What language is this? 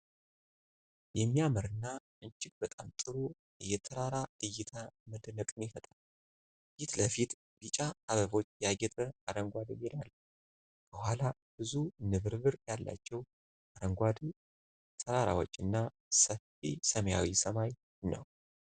Amharic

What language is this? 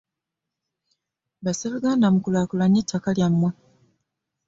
Ganda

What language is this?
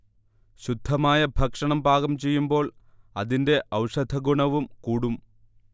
Malayalam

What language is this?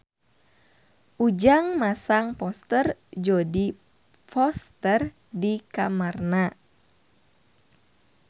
Sundanese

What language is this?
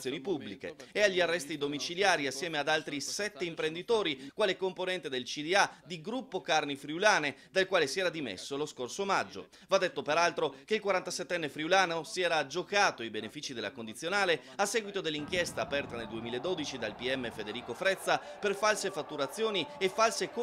Italian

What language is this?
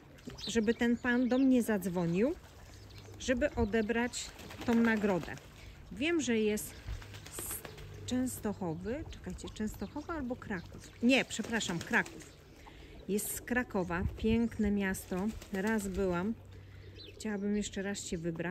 Polish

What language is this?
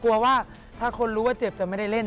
Thai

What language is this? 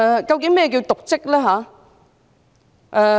Cantonese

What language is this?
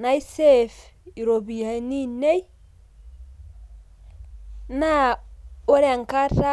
Masai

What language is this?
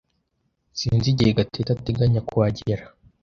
Kinyarwanda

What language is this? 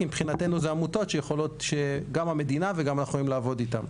Hebrew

